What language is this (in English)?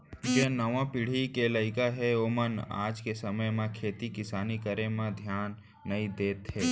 Chhattisgarhi